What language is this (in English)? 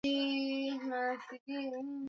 Swahili